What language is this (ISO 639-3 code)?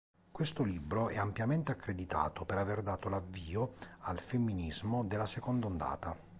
ita